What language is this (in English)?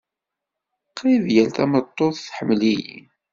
Kabyle